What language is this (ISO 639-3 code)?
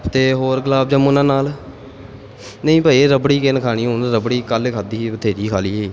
pan